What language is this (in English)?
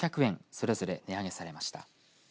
Japanese